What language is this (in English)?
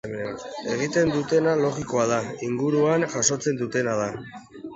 Basque